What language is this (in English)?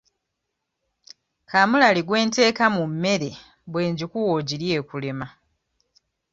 Ganda